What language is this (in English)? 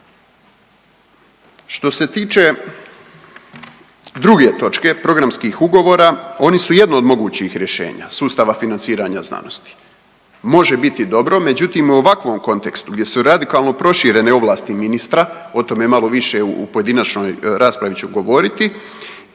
Croatian